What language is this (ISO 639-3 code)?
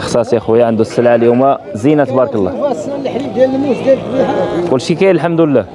ara